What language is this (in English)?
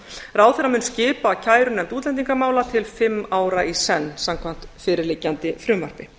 Icelandic